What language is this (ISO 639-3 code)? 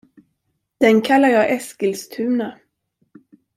swe